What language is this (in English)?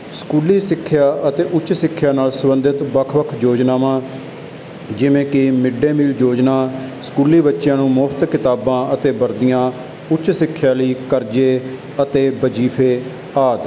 Punjabi